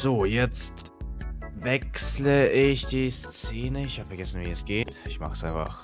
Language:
German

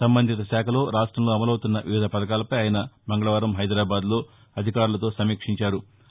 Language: Telugu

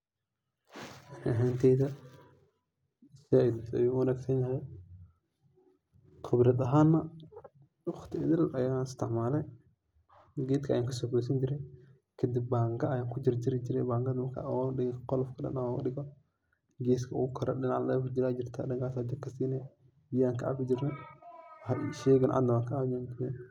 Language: Somali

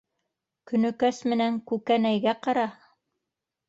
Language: Bashkir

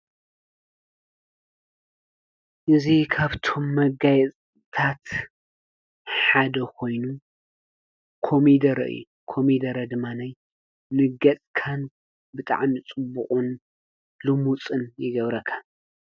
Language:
Tigrinya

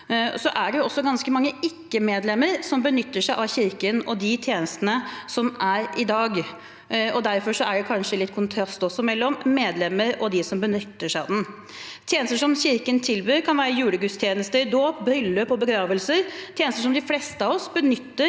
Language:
Norwegian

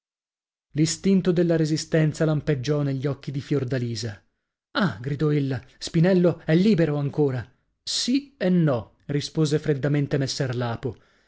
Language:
Italian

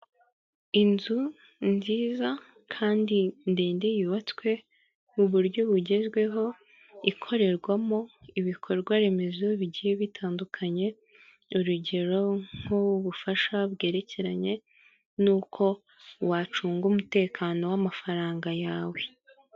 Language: Kinyarwanda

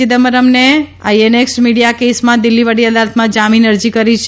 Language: Gujarati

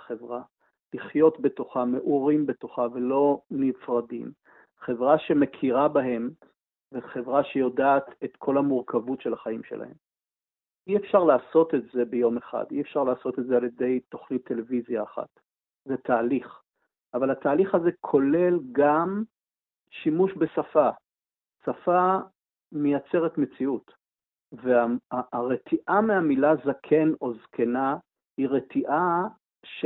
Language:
Hebrew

